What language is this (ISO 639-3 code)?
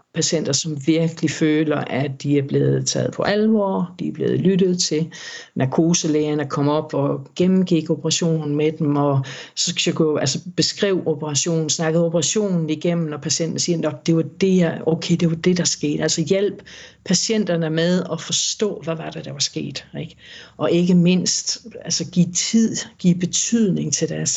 dan